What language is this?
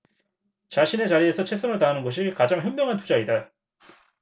Korean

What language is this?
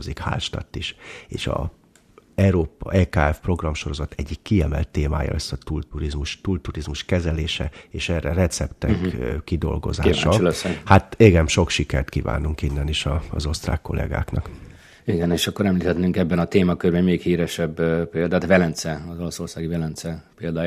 Hungarian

